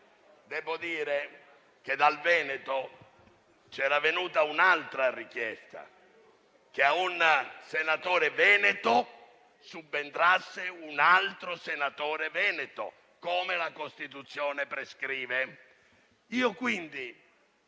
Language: Italian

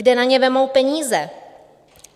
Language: Czech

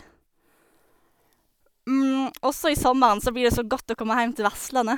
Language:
Norwegian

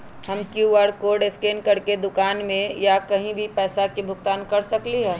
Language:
Magahi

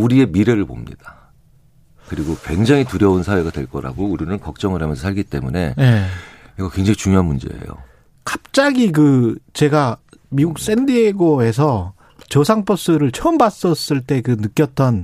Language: Korean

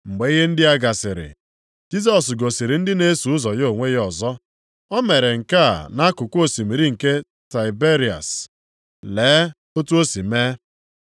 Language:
Igbo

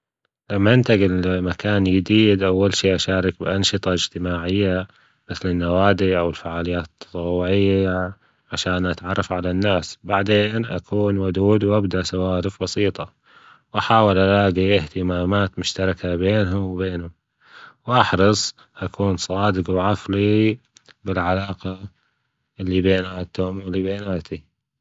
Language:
Gulf Arabic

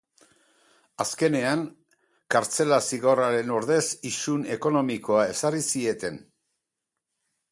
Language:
Basque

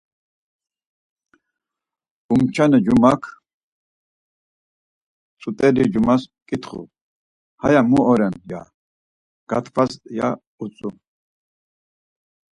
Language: Laz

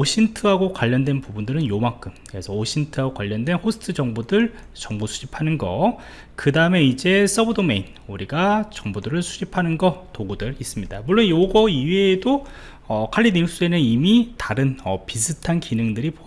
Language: Korean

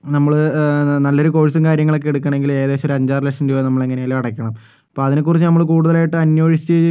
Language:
Malayalam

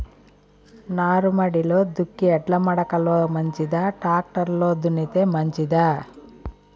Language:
Telugu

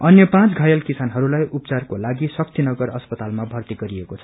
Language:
Nepali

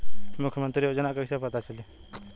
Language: Bhojpuri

